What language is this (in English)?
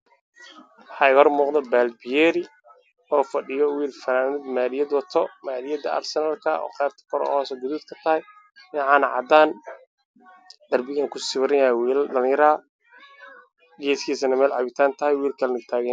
Somali